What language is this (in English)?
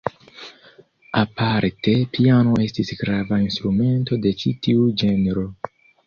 Esperanto